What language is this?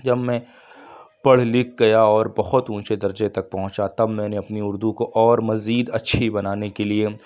Urdu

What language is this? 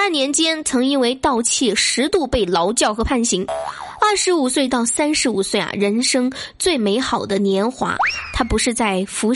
Chinese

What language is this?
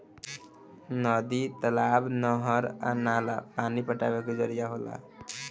Bhojpuri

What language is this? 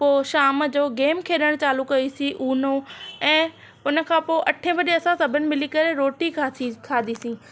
Sindhi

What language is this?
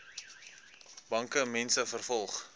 Afrikaans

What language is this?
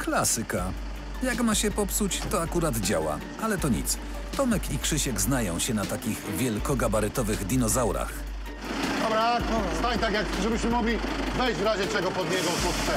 Polish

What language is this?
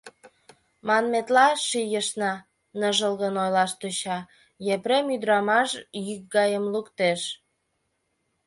Mari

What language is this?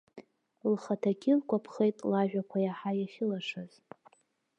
Abkhazian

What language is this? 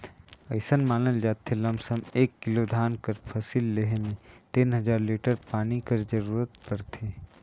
Chhattisgarhi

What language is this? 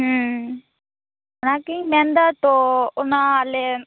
Santali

